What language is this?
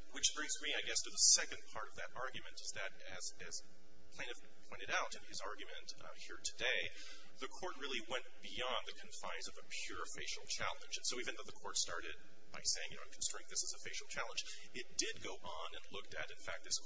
English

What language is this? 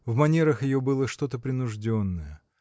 Russian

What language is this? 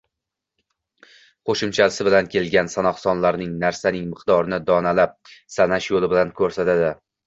Uzbek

